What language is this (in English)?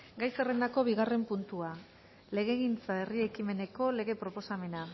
Basque